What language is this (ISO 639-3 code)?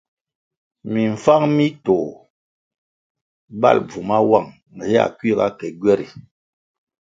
nmg